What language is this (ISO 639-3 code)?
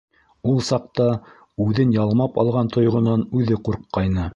bak